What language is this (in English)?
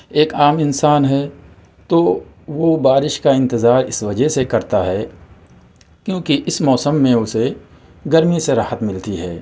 Urdu